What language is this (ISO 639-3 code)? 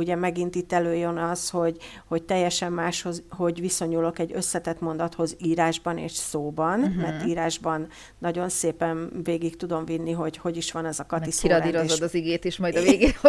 hun